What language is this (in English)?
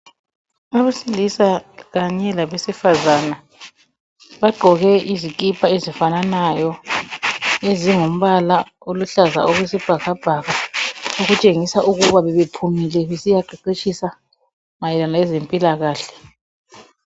North Ndebele